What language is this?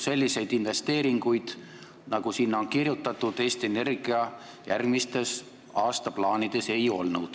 Estonian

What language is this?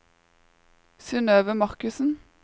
Norwegian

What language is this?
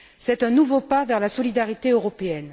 French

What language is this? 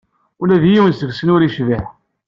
Kabyle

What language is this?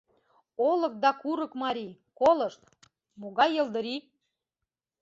Mari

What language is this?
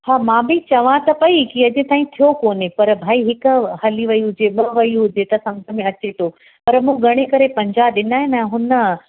Sindhi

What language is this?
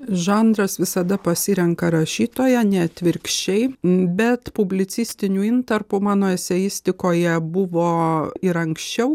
Lithuanian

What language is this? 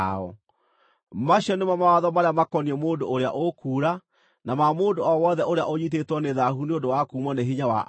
Kikuyu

